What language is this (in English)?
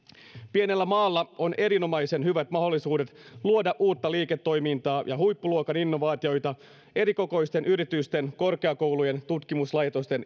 Finnish